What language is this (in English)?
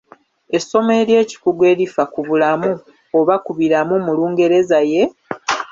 Ganda